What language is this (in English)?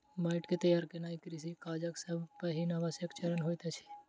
Maithili